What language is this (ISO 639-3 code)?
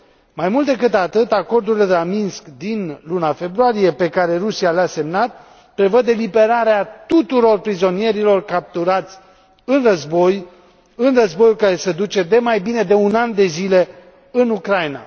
ron